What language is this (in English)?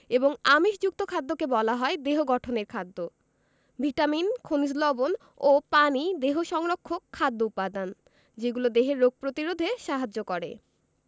Bangla